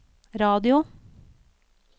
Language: Norwegian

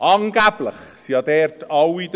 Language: Swiss German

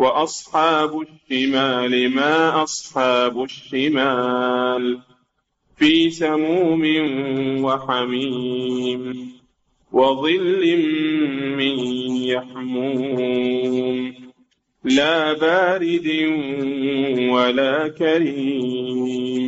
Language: Arabic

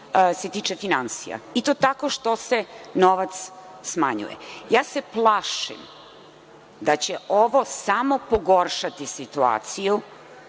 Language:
Serbian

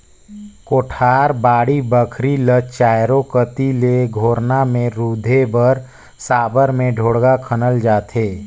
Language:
Chhattisgarhi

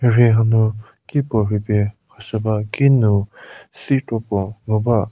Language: Angami Naga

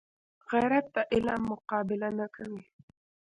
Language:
Pashto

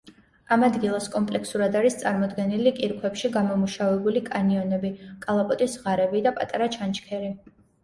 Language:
Georgian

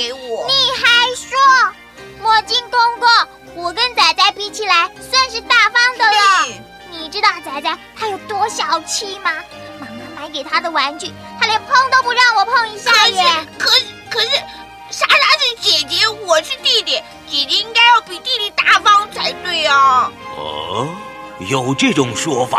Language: Chinese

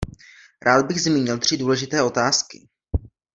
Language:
Czech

